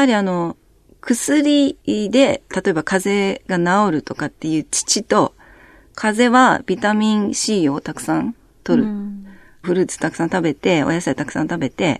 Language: Japanese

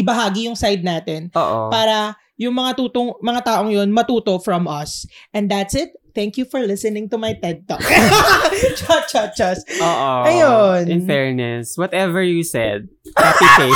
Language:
Filipino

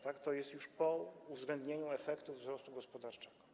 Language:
Polish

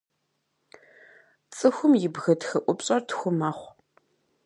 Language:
Kabardian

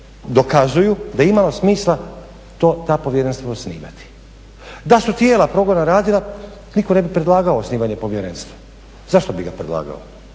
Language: Croatian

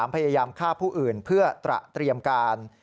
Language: Thai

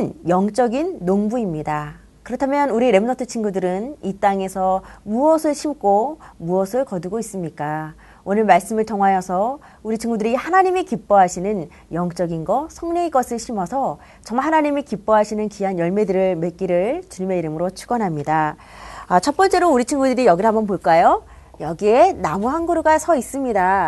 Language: Korean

